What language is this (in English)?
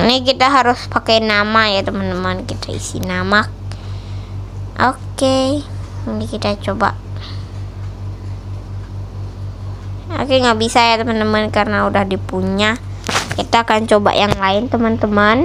Indonesian